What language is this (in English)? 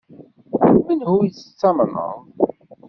Kabyle